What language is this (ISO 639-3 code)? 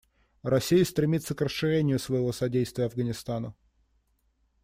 rus